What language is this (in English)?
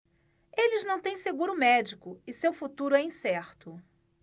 Portuguese